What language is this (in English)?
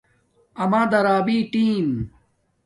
Domaaki